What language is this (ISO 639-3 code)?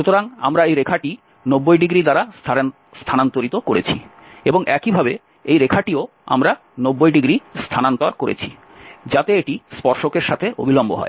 ben